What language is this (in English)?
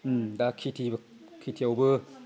Bodo